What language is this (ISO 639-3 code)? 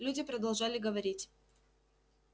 rus